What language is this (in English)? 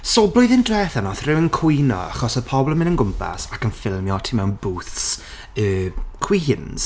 Welsh